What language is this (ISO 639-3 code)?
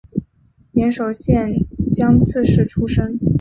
zho